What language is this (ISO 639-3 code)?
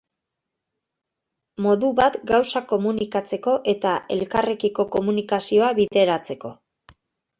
eus